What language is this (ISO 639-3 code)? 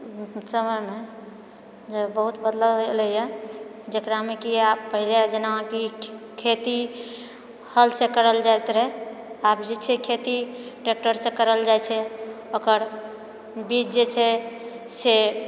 mai